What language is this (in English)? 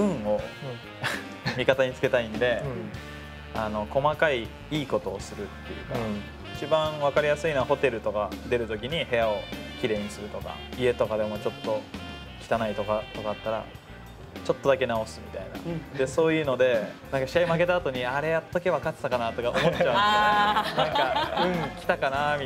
Japanese